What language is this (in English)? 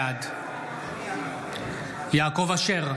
Hebrew